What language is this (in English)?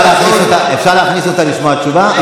Hebrew